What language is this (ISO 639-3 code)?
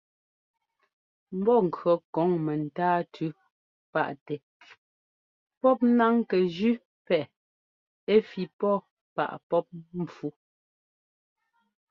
jgo